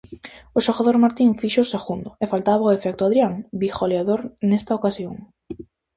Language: Galician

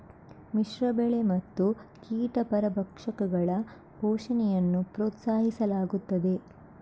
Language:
Kannada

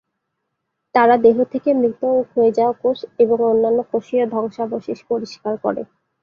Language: Bangla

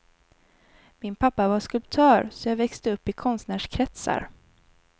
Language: Swedish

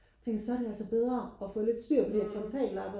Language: Danish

